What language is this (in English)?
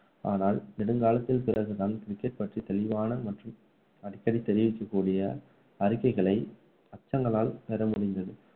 Tamil